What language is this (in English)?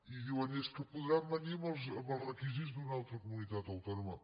Catalan